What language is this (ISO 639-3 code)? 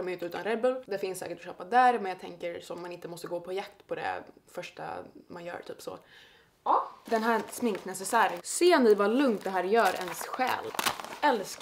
swe